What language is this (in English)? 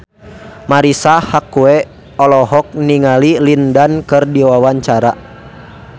Sundanese